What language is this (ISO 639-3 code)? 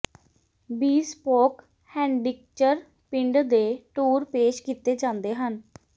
pan